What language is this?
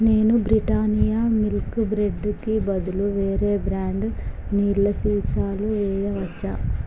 Telugu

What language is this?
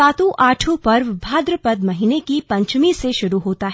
Hindi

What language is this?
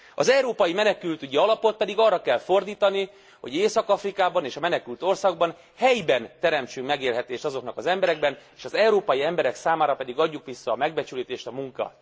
Hungarian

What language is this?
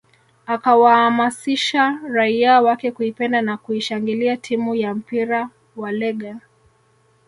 Swahili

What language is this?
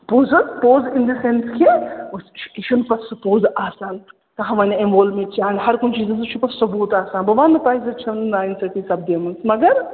Kashmiri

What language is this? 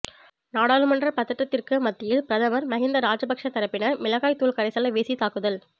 Tamil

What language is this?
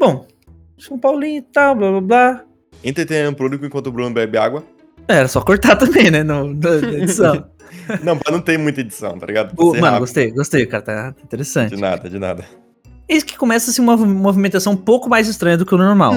Portuguese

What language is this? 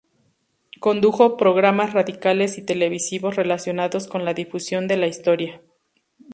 Spanish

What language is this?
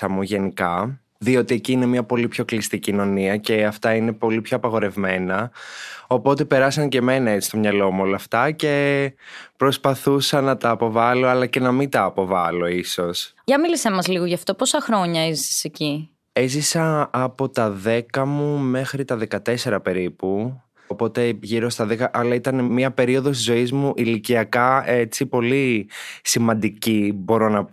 Greek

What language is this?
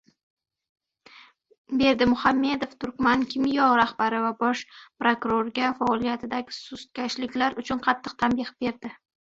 Uzbek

